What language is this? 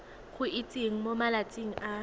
Tswana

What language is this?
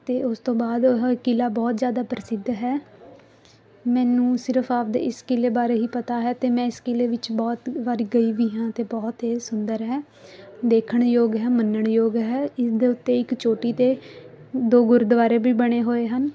Punjabi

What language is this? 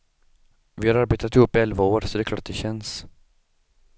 Swedish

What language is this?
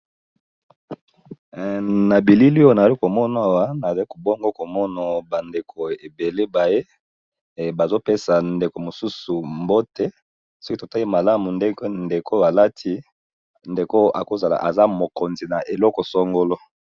Lingala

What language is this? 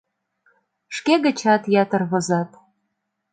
Mari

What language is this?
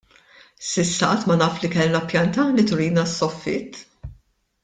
Maltese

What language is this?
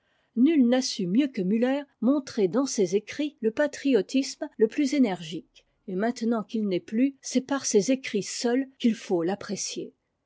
French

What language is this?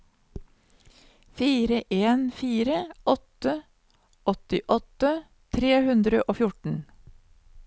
Norwegian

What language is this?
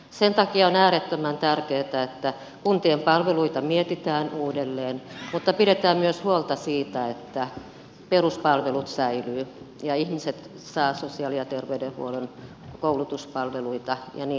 Finnish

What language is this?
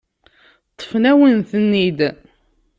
Kabyle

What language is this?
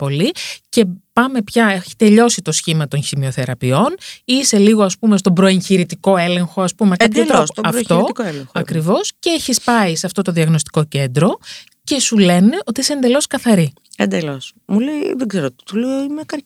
Greek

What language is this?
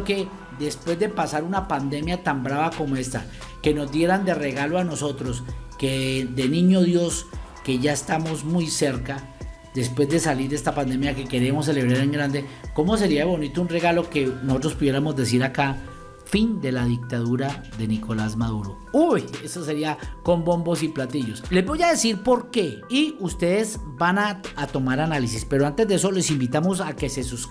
Spanish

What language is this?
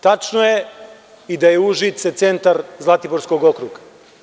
Serbian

